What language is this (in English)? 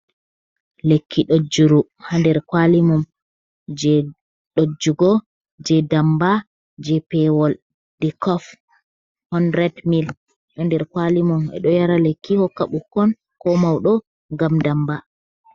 Fula